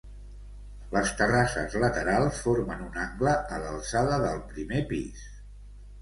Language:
Catalan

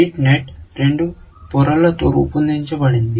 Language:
Telugu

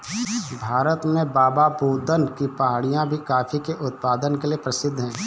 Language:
Hindi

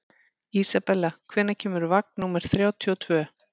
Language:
Icelandic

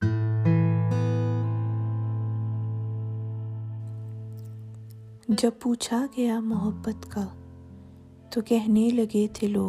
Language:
Urdu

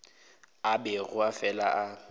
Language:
Northern Sotho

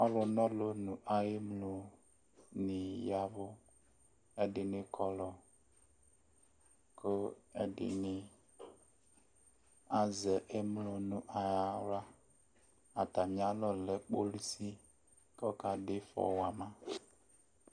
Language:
Ikposo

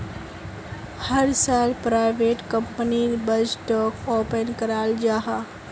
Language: Magahi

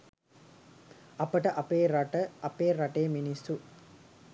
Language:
Sinhala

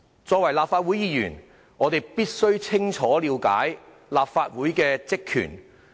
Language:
Cantonese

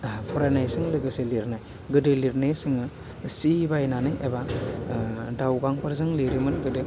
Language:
Bodo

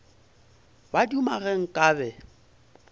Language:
Northern Sotho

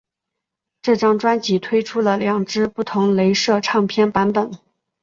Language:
Chinese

